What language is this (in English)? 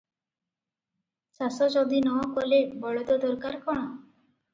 Odia